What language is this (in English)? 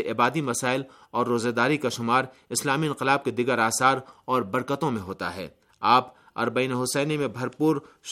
Urdu